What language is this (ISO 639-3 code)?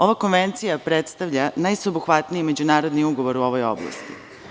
srp